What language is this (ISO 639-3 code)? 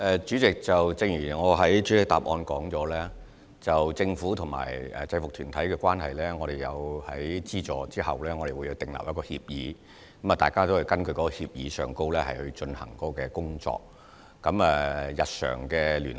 yue